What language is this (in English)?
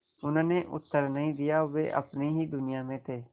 Hindi